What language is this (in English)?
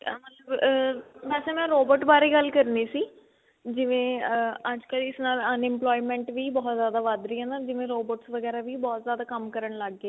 Punjabi